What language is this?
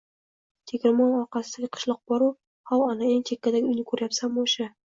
Uzbek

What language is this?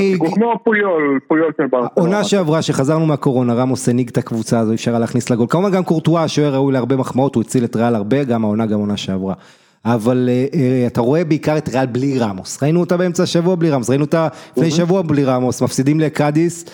Hebrew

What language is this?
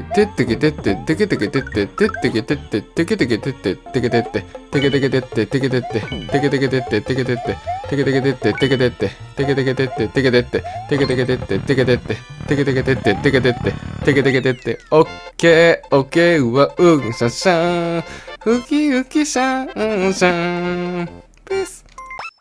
Japanese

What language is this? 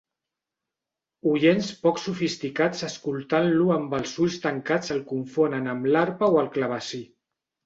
Catalan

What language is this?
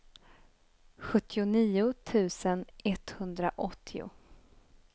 Swedish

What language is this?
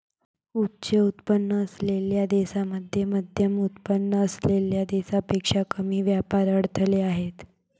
Marathi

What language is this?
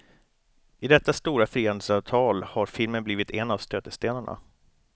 Swedish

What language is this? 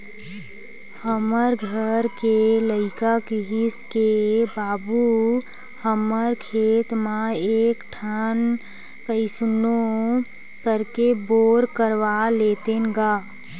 Chhattisgarhi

